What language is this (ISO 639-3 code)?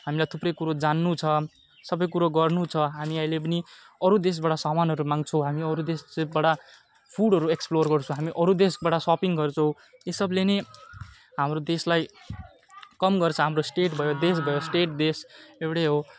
nep